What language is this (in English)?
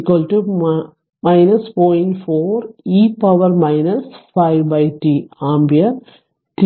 Malayalam